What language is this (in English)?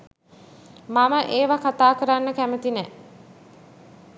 Sinhala